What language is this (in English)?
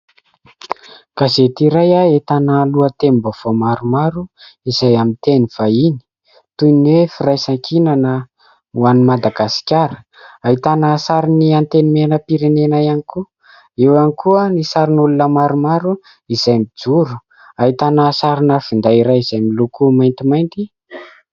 Malagasy